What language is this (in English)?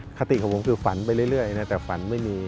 Thai